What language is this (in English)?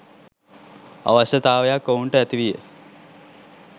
Sinhala